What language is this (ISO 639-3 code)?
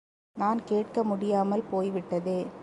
tam